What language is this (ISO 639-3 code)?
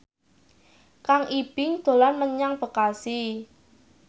jav